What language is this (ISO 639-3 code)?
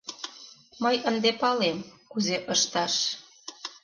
chm